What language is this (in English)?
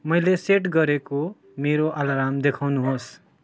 Nepali